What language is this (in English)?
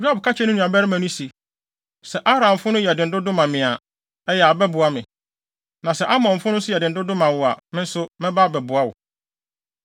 Akan